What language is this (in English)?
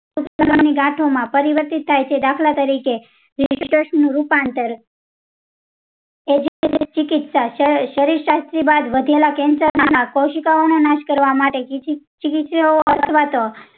Gujarati